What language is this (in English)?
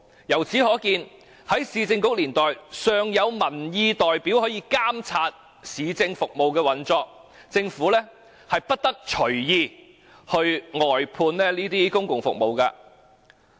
Cantonese